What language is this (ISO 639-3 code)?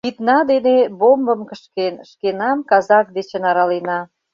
chm